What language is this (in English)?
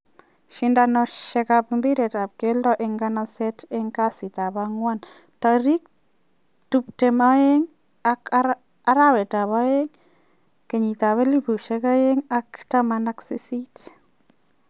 Kalenjin